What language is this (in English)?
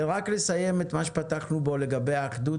Hebrew